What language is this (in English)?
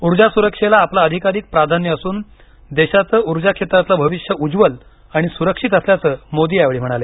Marathi